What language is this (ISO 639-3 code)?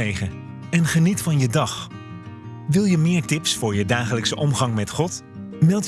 nld